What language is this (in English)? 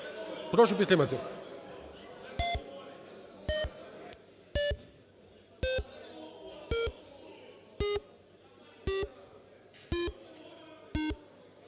Ukrainian